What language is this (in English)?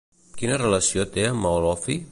Catalan